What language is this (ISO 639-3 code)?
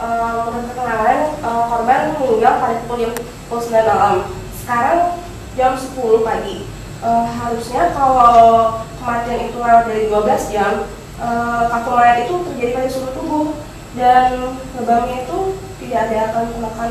ind